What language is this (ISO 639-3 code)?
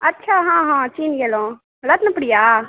mai